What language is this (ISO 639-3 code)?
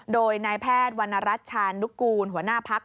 tha